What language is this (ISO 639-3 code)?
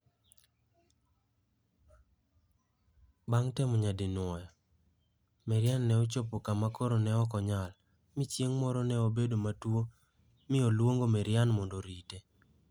luo